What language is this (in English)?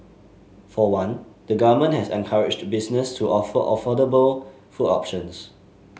English